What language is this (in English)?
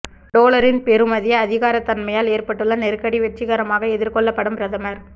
Tamil